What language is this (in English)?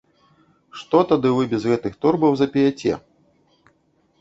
Belarusian